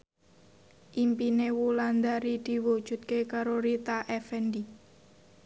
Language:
Javanese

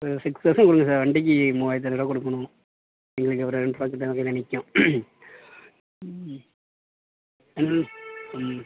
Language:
Tamil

